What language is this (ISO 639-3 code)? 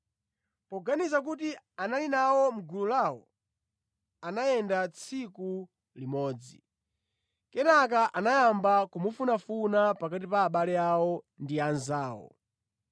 nya